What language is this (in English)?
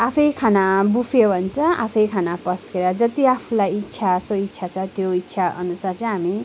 Nepali